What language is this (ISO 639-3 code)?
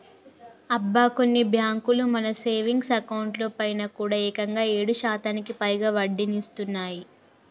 tel